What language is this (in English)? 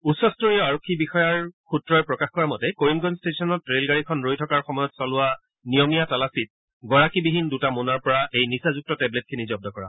Assamese